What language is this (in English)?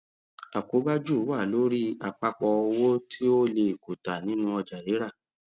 Yoruba